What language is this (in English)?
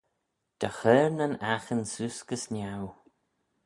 Manx